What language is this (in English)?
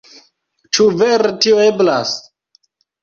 Esperanto